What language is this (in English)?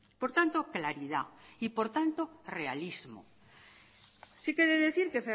Spanish